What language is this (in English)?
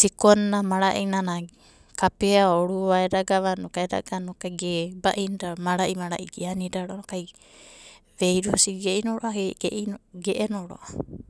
Abadi